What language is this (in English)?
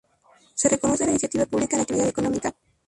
Spanish